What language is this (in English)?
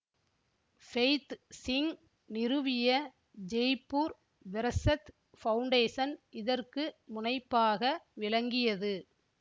Tamil